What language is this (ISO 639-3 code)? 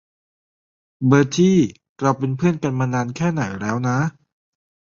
tha